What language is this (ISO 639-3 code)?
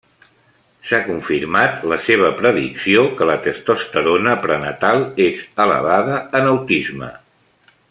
cat